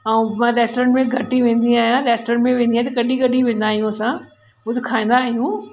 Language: Sindhi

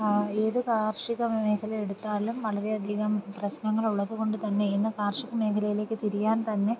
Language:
Malayalam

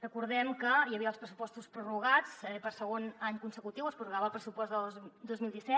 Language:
Catalan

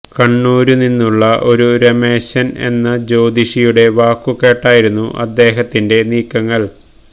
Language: Malayalam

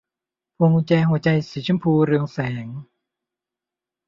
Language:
Thai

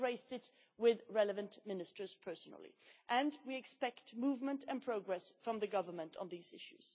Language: English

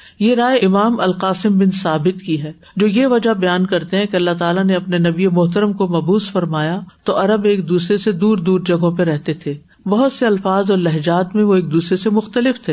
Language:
Urdu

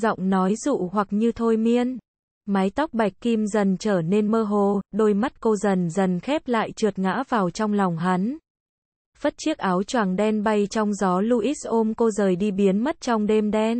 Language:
Vietnamese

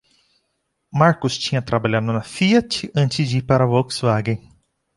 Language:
Portuguese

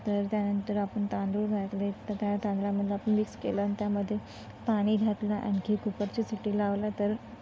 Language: Marathi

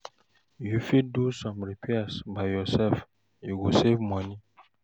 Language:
Nigerian Pidgin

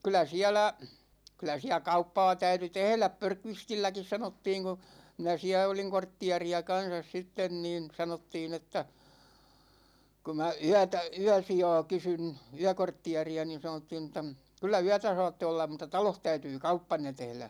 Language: Finnish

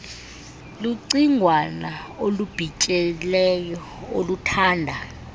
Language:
Xhosa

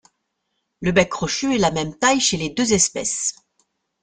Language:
French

